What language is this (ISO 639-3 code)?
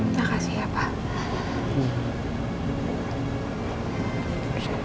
ind